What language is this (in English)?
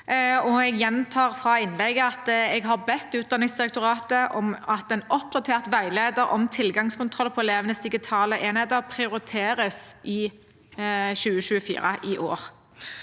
Norwegian